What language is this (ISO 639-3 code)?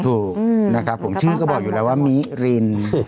tha